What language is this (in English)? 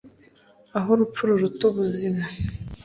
Kinyarwanda